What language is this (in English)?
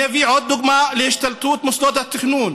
Hebrew